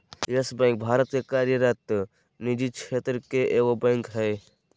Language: Magahi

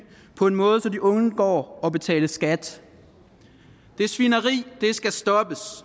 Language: Danish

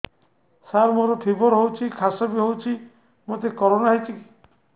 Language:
Odia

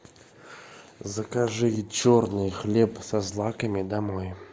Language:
Russian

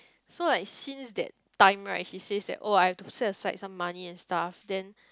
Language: English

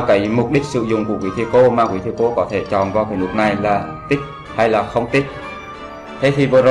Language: Vietnamese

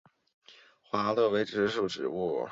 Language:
Chinese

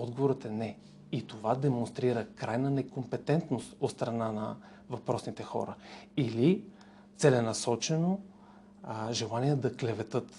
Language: Bulgarian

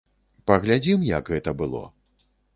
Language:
Belarusian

